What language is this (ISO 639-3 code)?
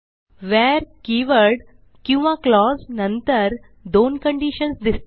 mar